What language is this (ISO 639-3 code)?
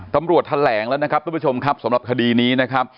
tha